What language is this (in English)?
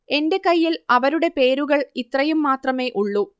Malayalam